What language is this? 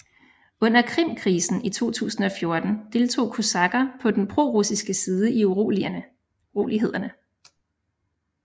Danish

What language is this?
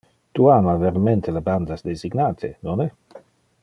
Interlingua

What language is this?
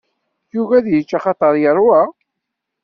Kabyle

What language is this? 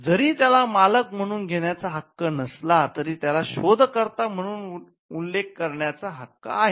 Marathi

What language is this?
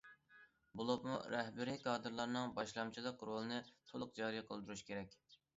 Uyghur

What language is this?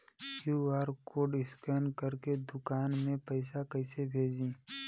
Bhojpuri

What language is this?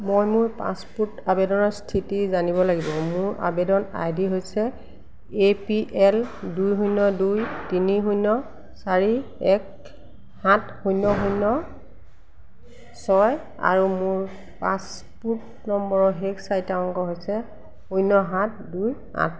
Assamese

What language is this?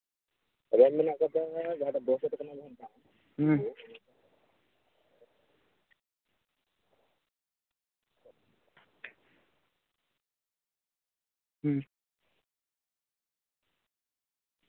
Santali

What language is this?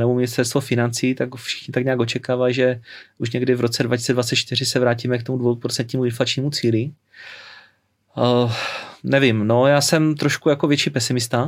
Czech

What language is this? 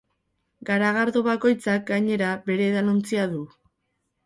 Basque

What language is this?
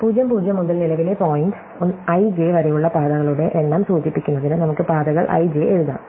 Malayalam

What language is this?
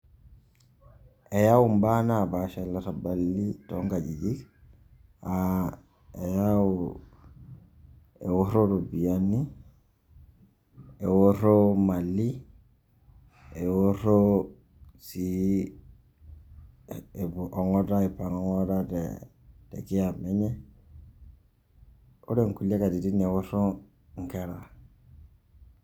Masai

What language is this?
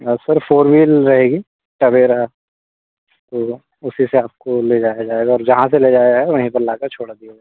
Hindi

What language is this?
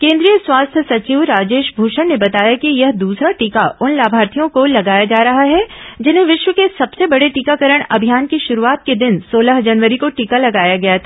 Hindi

